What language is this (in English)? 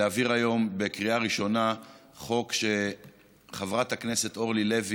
Hebrew